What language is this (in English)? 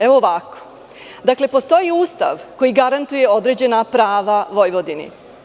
Serbian